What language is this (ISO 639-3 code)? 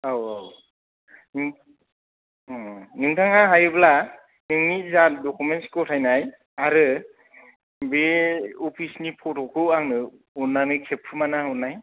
brx